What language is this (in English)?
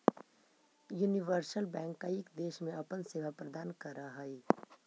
Magahi